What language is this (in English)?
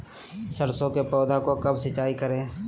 Magahi